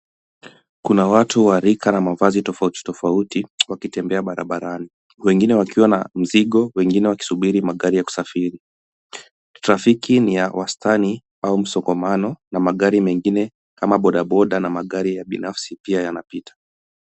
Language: Swahili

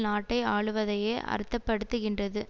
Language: Tamil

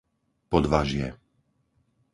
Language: Slovak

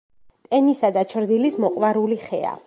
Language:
Georgian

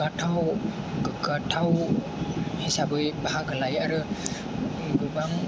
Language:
Bodo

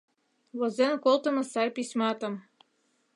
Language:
Mari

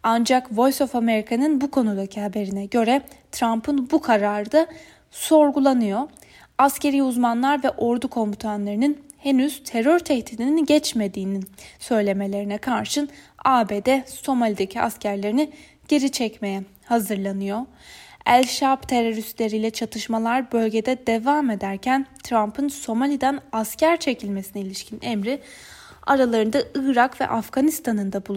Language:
Turkish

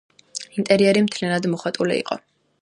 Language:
Georgian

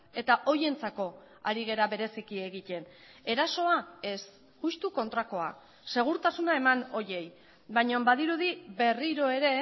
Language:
Basque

